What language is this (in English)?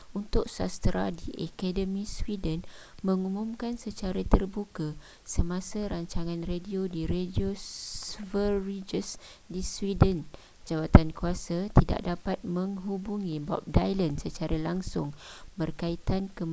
Malay